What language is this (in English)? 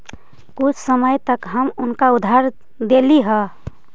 Magahi